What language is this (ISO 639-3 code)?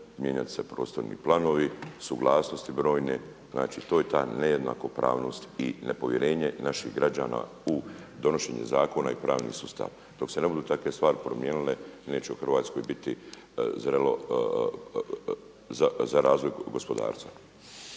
hrv